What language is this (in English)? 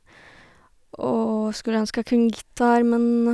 Norwegian